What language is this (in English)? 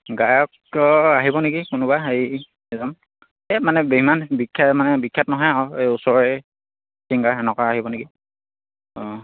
Assamese